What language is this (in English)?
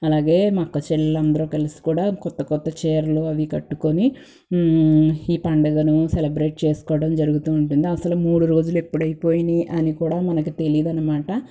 Telugu